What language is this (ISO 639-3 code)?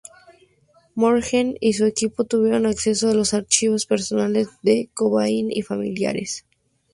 spa